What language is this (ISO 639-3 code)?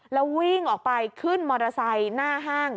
tha